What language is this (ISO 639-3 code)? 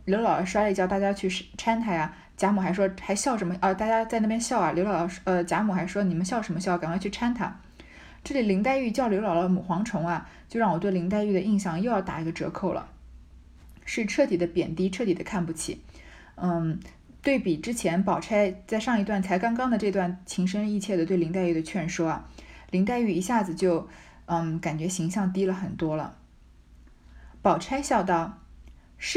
zho